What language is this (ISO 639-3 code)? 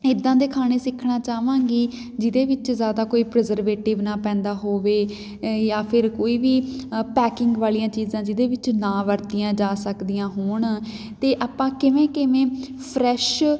pan